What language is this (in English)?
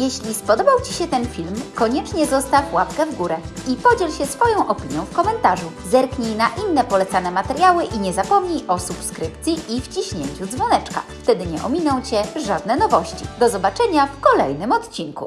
Polish